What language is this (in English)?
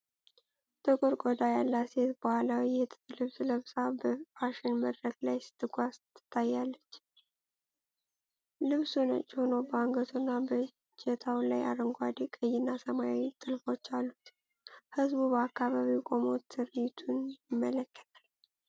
Amharic